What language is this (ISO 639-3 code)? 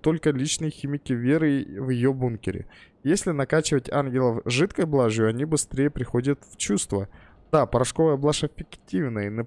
rus